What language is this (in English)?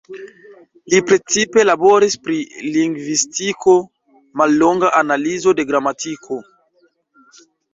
Esperanto